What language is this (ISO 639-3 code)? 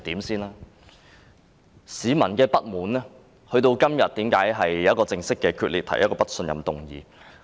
yue